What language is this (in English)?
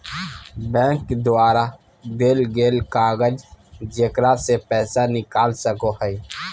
Magahi